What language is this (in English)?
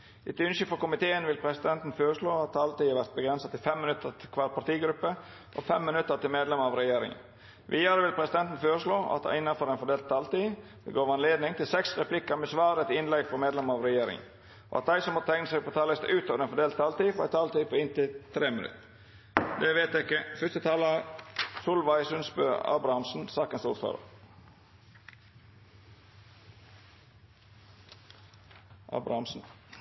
Norwegian Bokmål